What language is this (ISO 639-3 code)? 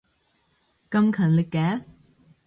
yue